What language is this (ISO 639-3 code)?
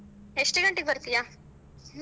kan